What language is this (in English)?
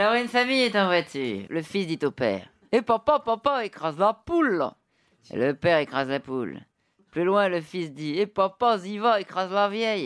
French